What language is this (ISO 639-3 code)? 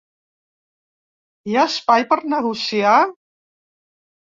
cat